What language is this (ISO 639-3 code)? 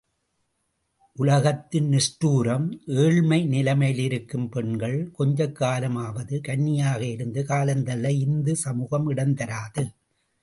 tam